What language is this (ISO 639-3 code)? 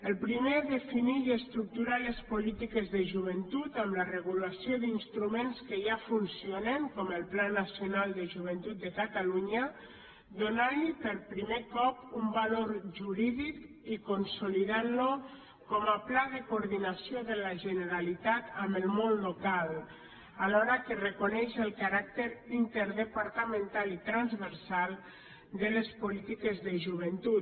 cat